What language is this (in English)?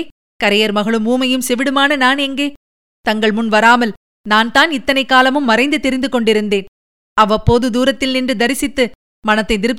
Tamil